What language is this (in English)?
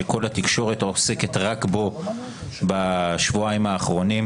Hebrew